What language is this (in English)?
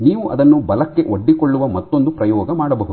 Kannada